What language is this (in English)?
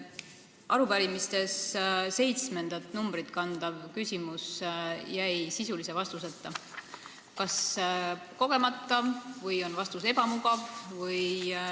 Estonian